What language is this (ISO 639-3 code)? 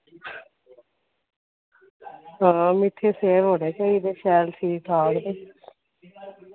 doi